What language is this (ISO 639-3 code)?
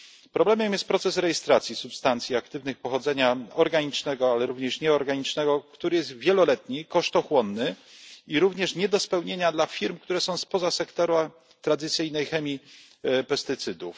pol